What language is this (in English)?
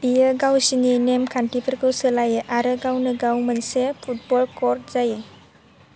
Bodo